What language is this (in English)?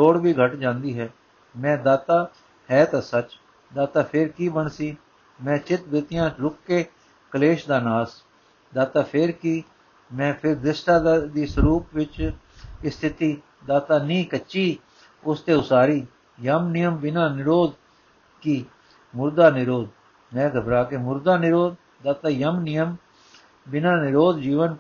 Punjabi